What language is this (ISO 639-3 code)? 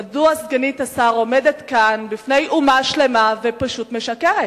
heb